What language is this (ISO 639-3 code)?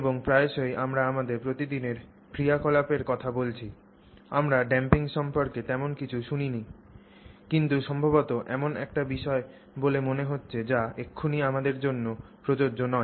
ben